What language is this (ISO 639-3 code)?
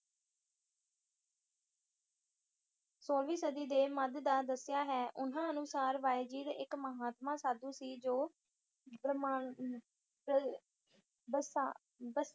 pan